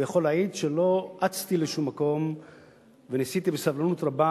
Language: Hebrew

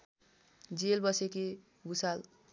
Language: Nepali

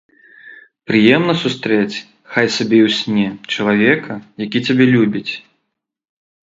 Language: Belarusian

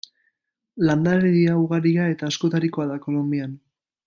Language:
Basque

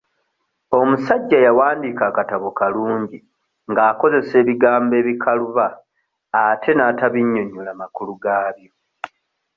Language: Ganda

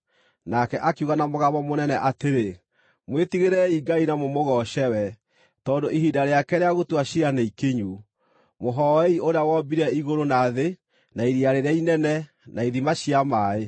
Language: Kikuyu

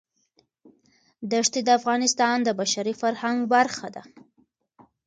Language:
Pashto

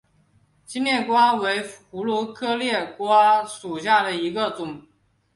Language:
Chinese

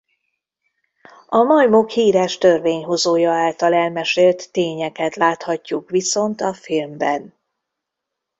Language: Hungarian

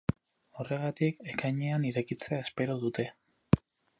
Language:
Basque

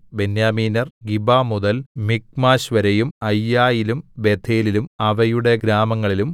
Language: Malayalam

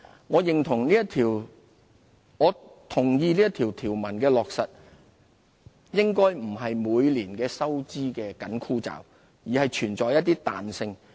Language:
Cantonese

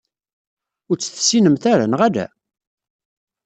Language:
Kabyle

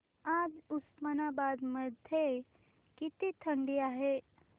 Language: Marathi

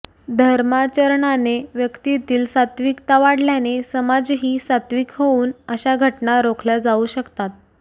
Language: Marathi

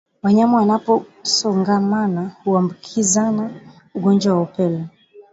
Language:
Swahili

